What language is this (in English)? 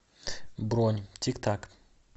Russian